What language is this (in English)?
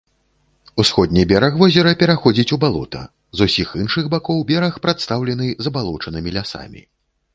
Belarusian